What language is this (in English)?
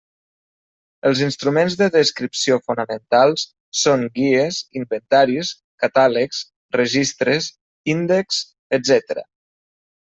Catalan